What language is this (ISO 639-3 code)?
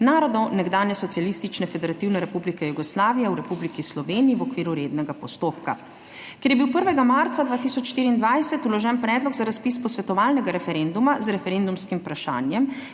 slv